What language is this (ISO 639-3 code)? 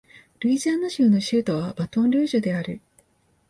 jpn